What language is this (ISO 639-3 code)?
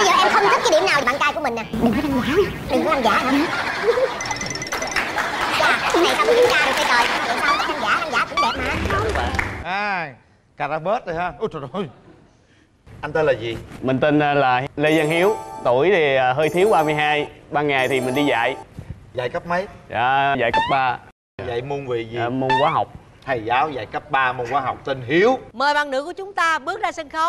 vie